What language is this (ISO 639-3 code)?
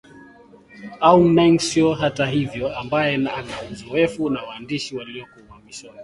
swa